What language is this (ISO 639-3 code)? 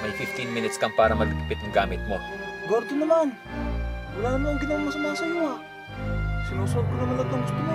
fil